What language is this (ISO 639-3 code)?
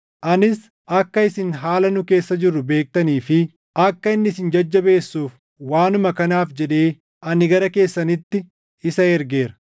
orm